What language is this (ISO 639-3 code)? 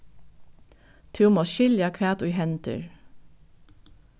fao